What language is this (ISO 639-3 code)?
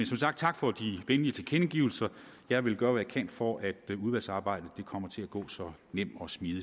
dan